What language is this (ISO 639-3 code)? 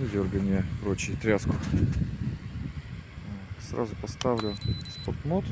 rus